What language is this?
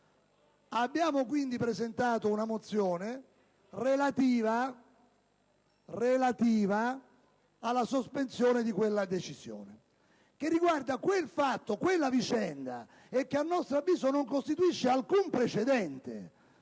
Italian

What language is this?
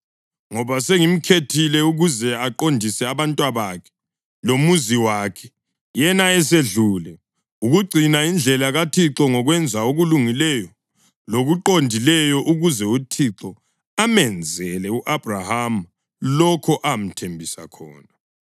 North Ndebele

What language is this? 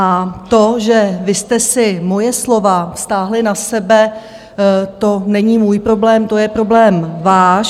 Czech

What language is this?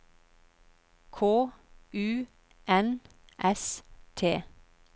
Norwegian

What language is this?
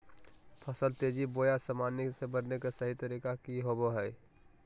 Magahi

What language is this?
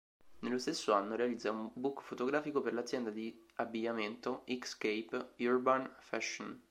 Italian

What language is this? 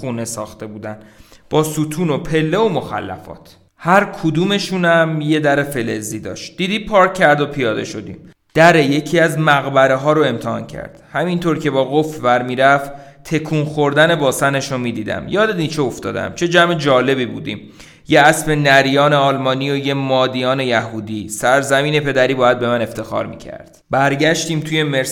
Persian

